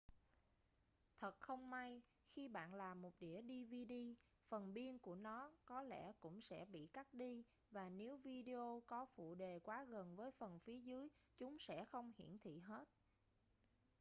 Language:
Vietnamese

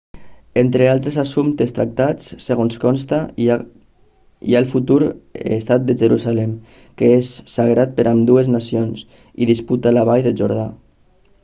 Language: Catalan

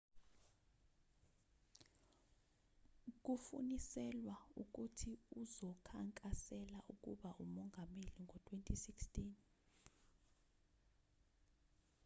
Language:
Zulu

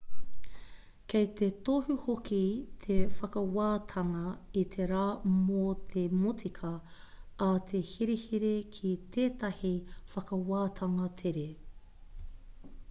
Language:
Māori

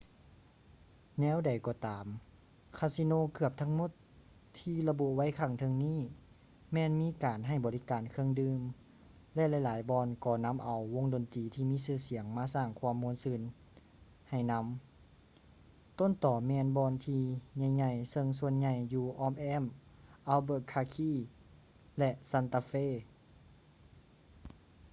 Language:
Lao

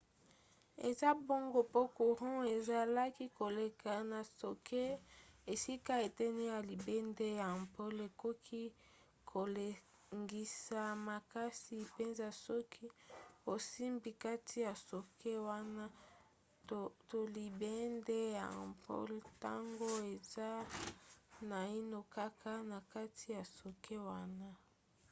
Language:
Lingala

